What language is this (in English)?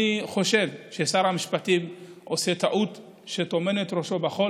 Hebrew